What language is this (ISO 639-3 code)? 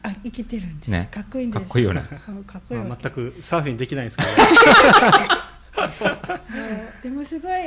jpn